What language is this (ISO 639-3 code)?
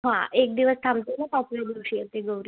mar